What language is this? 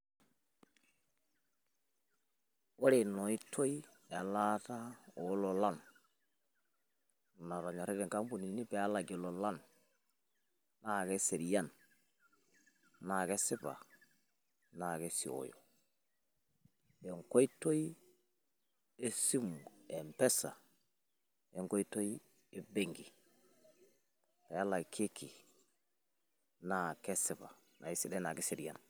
Masai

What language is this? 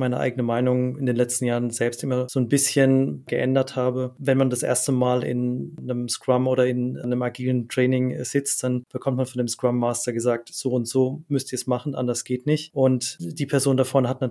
German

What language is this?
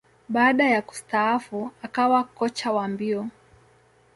Swahili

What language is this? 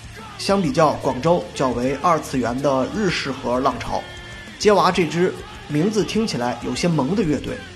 Chinese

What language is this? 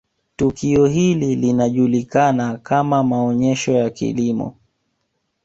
Swahili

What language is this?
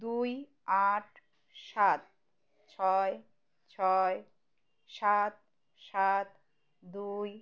Bangla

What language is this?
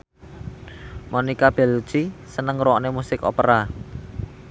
Javanese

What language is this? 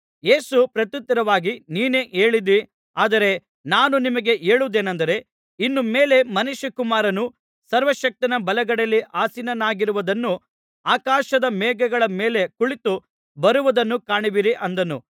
Kannada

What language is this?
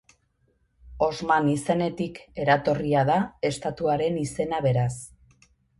Basque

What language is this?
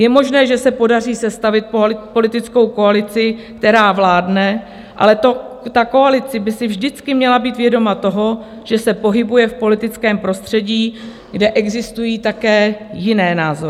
Czech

